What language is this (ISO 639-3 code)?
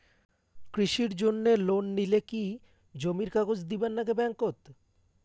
ben